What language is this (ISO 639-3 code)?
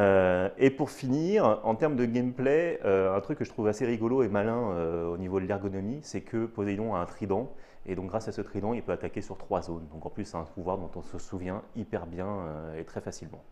fra